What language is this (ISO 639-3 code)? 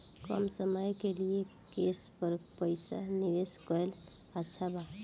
bho